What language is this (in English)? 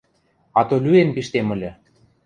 Western Mari